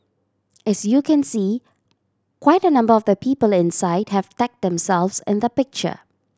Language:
English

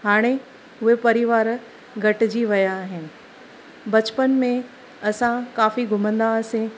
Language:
Sindhi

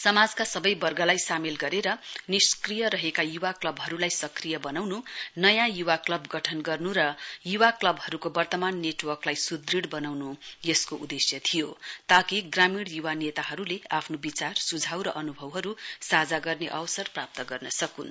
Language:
Nepali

